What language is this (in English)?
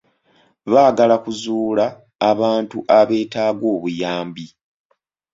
Ganda